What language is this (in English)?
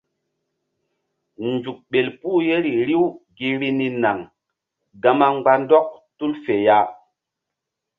Mbum